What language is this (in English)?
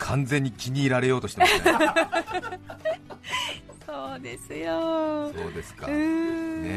Japanese